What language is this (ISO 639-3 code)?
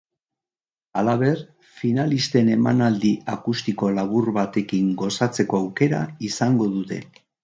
eus